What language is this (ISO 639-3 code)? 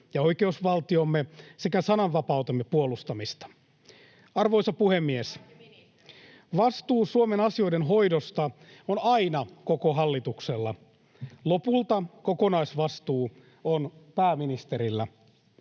fin